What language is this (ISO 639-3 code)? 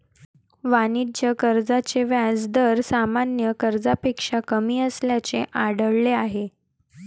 mar